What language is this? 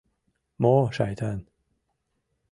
Mari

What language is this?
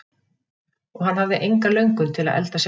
Icelandic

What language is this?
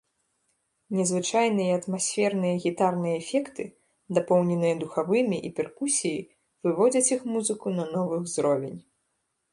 Belarusian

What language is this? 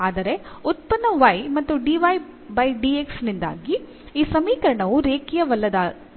Kannada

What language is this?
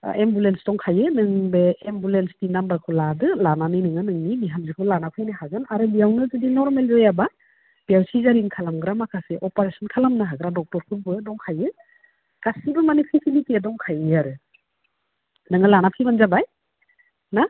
Bodo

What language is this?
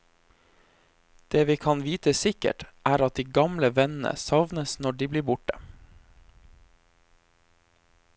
Norwegian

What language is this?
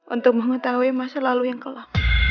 Indonesian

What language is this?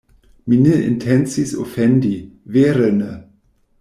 Esperanto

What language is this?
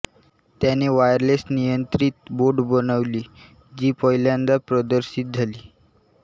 Marathi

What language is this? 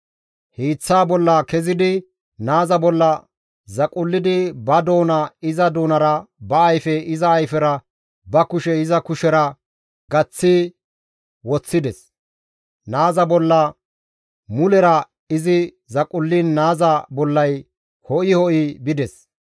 Gamo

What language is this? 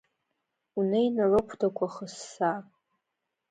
Abkhazian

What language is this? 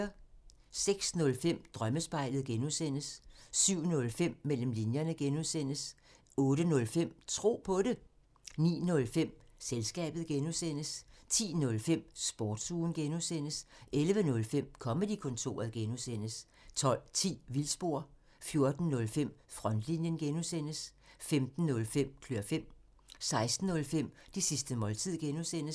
Danish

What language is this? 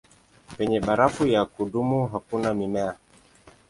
Swahili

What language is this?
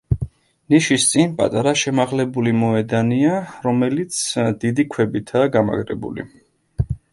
Georgian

